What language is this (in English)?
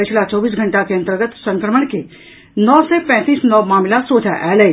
Maithili